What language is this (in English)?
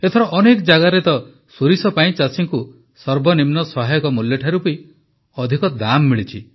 Odia